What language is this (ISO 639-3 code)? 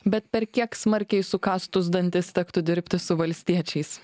lit